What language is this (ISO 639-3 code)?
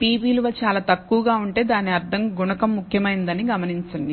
tel